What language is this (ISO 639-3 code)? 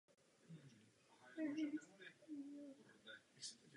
ces